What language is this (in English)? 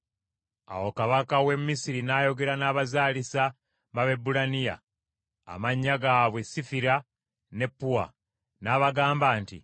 Ganda